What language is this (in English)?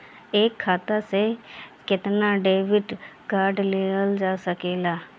Bhojpuri